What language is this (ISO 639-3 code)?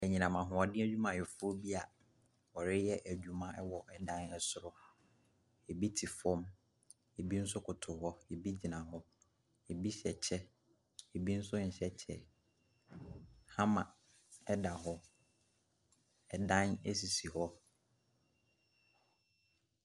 aka